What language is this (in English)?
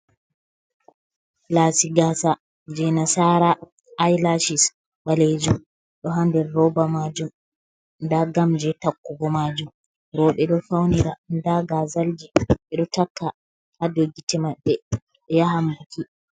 Fula